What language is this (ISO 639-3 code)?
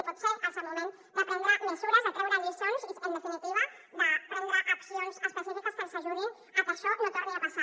cat